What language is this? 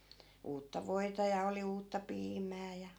Finnish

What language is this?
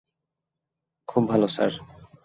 Bangla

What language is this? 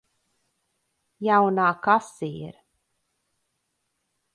Latvian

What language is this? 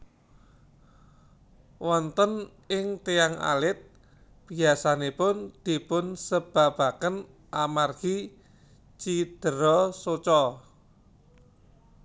Javanese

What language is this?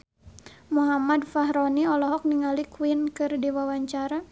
Sundanese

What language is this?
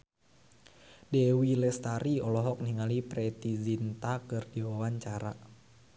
Sundanese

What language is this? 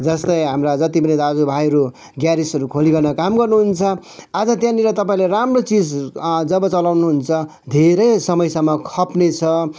Nepali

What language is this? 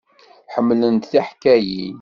Kabyle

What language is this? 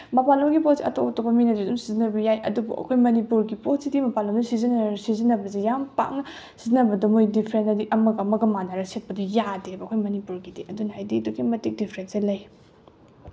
Manipuri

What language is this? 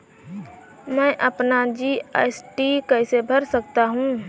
Hindi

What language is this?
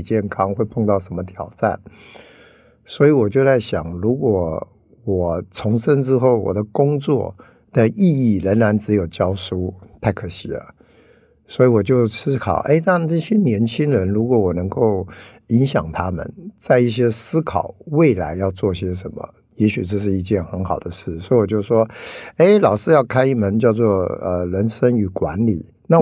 Chinese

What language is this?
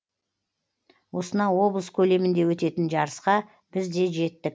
Kazakh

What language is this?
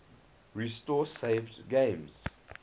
English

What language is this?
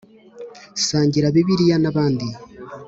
Kinyarwanda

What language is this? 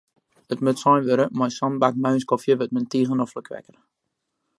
Western Frisian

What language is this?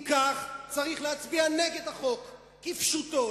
Hebrew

